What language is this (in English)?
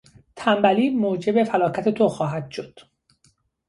Persian